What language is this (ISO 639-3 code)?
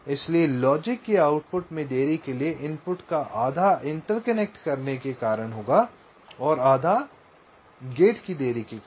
hin